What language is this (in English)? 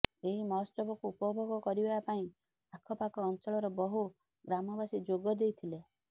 Odia